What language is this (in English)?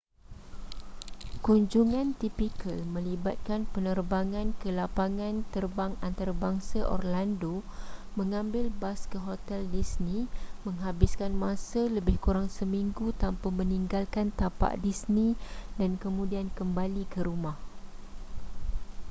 Malay